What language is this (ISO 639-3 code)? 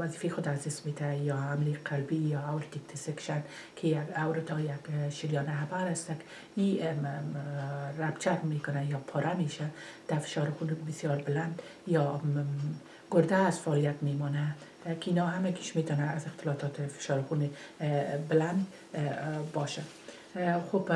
fas